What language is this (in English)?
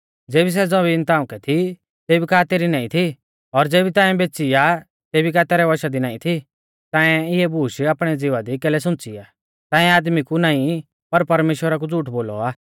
Mahasu Pahari